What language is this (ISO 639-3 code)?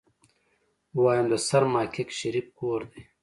pus